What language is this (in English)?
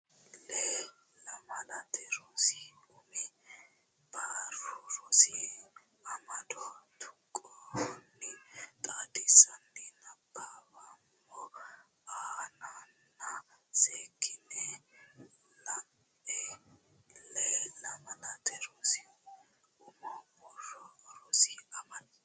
Sidamo